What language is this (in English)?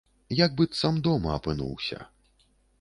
Belarusian